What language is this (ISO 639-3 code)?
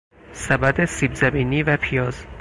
fas